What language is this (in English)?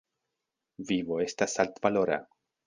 Esperanto